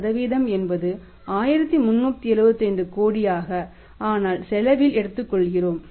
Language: Tamil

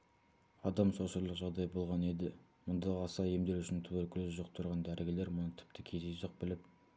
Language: Kazakh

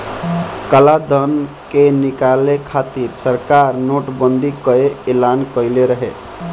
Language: Bhojpuri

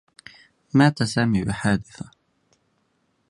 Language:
Arabic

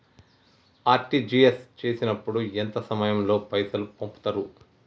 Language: Telugu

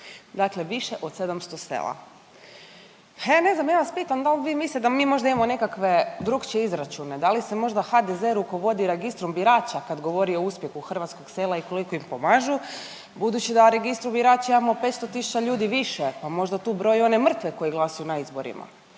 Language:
Croatian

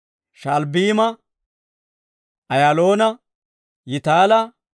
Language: Dawro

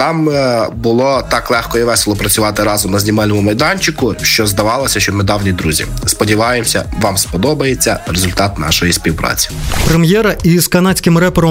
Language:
Ukrainian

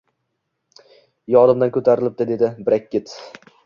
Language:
Uzbek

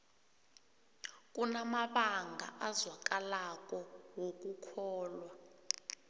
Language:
South Ndebele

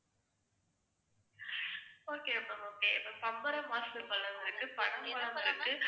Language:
Tamil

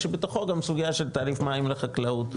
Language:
Hebrew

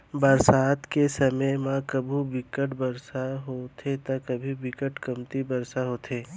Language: Chhattisgarhi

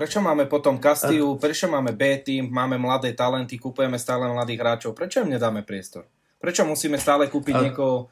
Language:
Slovak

